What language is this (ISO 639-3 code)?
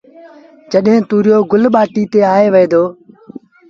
sbn